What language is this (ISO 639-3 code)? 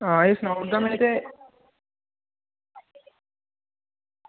doi